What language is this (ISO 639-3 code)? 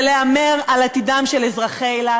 heb